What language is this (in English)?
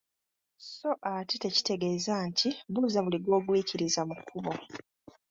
Ganda